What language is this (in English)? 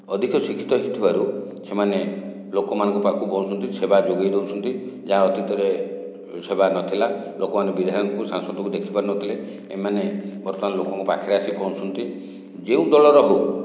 Odia